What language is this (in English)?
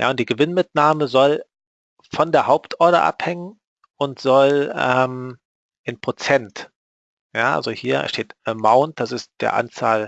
German